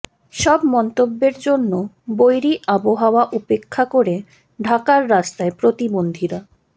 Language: Bangla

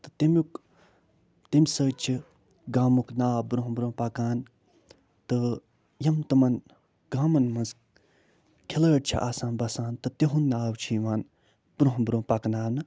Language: Kashmiri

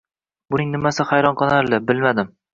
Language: Uzbek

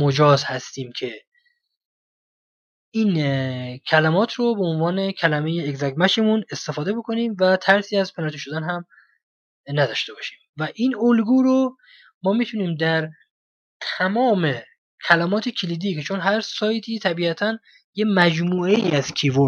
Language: Persian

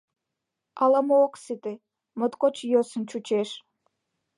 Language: Mari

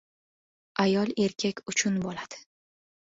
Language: Uzbek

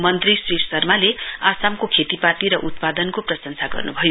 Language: Nepali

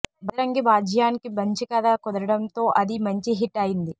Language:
Telugu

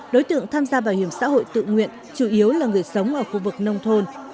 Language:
Vietnamese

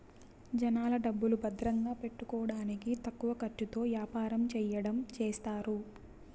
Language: Telugu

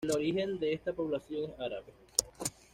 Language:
Spanish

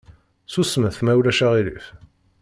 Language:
Kabyle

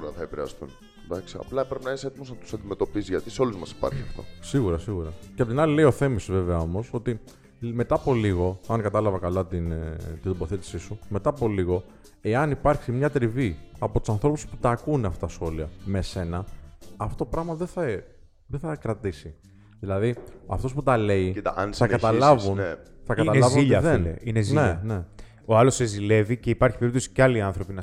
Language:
Greek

